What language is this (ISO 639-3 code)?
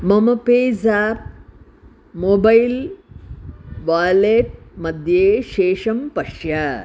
san